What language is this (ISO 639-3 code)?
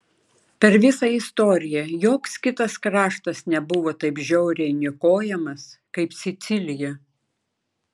lit